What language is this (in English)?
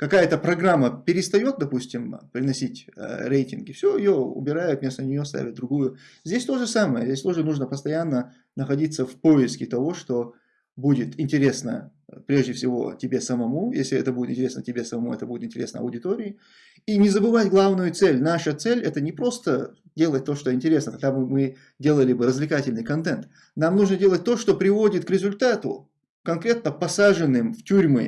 Russian